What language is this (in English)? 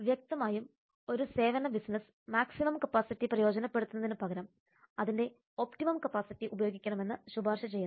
Malayalam